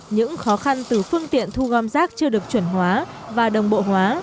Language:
Vietnamese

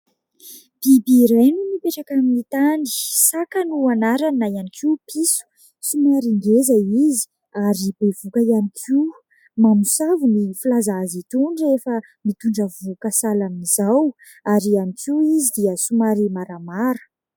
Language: Malagasy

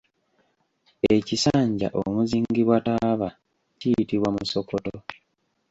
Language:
Ganda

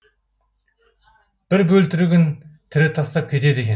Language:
Kazakh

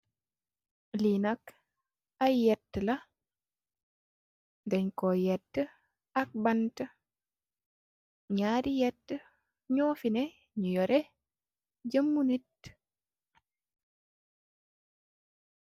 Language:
Wolof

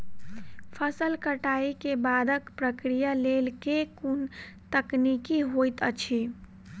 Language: Maithili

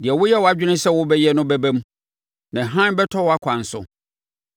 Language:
Akan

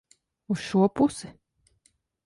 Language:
Latvian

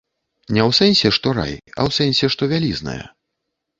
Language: Belarusian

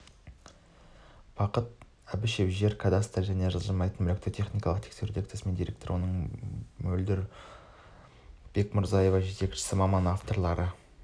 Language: Kazakh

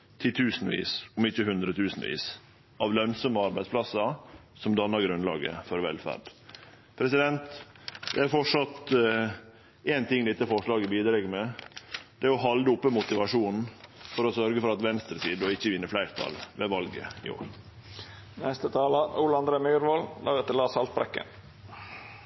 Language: Norwegian Nynorsk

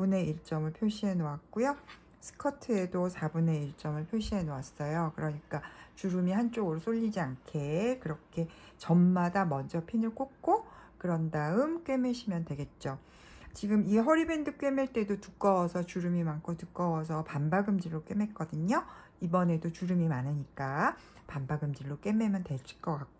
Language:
Korean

